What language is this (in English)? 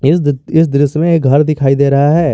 Hindi